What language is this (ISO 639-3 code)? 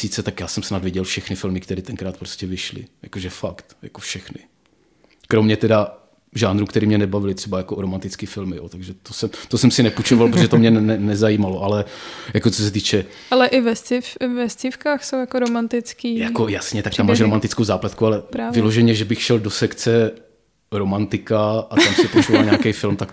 ces